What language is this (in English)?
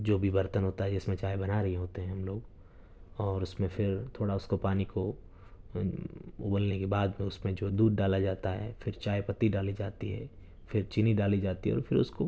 Urdu